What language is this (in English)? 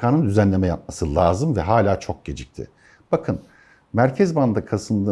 Turkish